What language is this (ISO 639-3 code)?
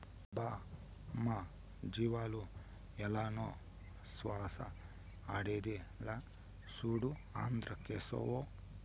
tel